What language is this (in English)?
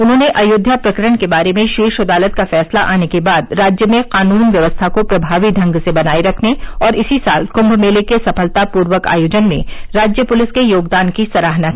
Hindi